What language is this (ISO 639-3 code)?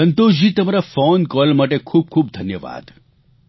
guj